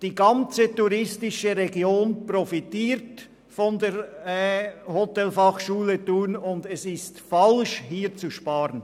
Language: Swiss German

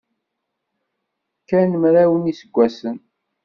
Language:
Kabyle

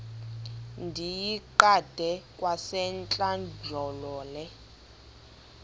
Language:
Xhosa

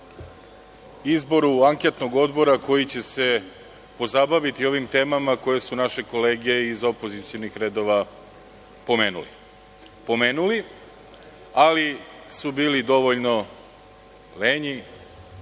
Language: Serbian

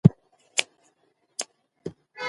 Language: Pashto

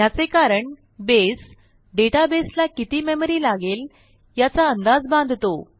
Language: Marathi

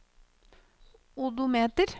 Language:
Norwegian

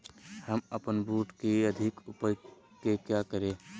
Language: Magahi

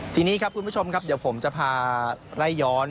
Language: Thai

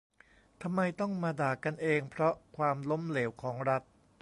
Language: Thai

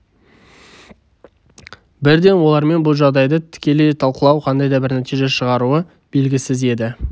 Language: Kazakh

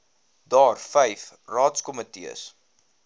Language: Afrikaans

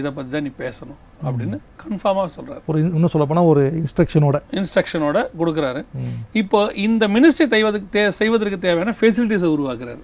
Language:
Tamil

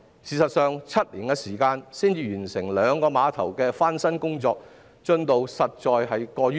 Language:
Cantonese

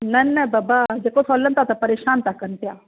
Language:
Sindhi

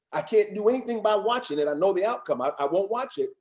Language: English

